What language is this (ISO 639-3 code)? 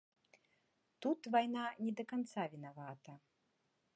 bel